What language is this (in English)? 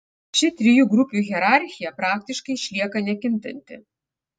Lithuanian